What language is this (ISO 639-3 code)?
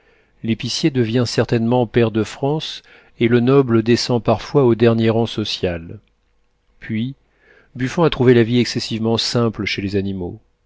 fra